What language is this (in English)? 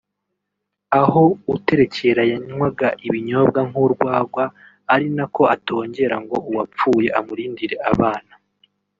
Kinyarwanda